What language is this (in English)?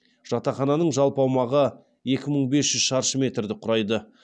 Kazakh